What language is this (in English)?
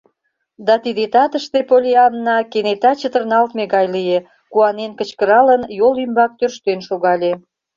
Mari